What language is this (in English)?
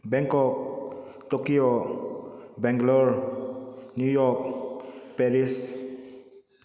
Manipuri